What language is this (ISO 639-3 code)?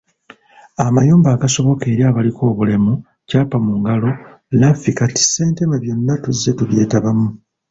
lug